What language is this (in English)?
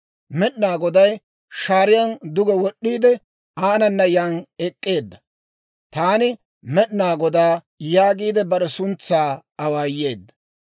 Dawro